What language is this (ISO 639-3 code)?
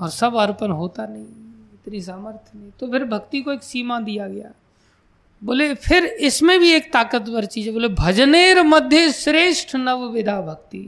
hin